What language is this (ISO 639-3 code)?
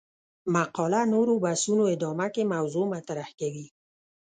pus